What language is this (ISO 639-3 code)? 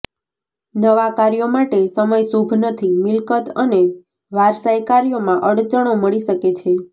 guj